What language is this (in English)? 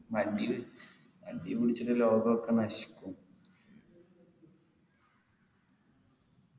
Malayalam